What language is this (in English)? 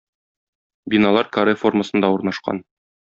Tatar